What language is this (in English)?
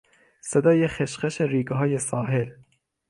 Persian